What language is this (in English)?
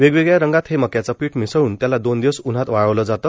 Marathi